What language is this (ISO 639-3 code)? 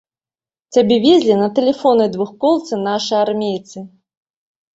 bel